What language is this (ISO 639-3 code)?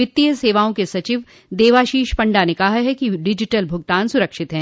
hin